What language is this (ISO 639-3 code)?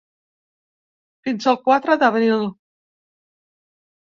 cat